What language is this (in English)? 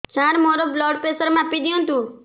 Odia